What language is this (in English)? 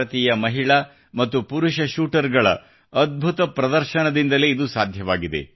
Kannada